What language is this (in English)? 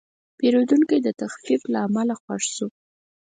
Pashto